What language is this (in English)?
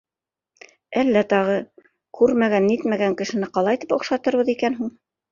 Bashkir